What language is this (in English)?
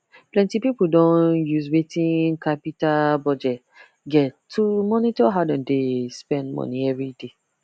Nigerian Pidgin